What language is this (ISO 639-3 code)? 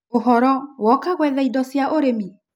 kik